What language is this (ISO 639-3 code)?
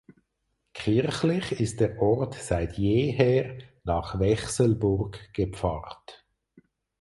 deu